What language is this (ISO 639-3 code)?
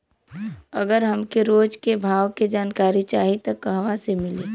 bho